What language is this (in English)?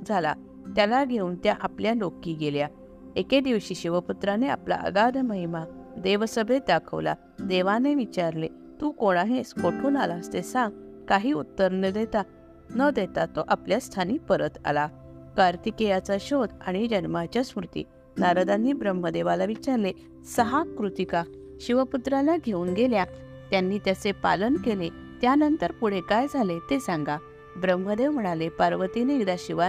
Marathi